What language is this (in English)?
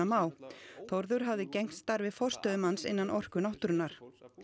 Icelandic